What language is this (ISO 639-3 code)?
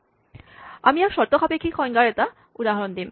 asm